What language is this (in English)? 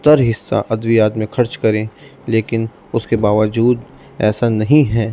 Urdu